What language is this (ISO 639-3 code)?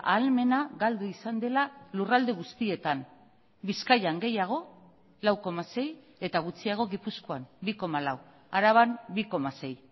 eus